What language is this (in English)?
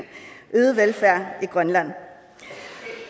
Danish